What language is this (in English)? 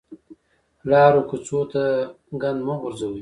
Pashto